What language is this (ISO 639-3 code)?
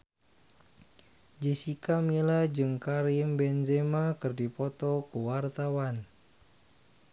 sun